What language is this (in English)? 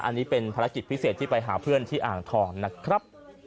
Thai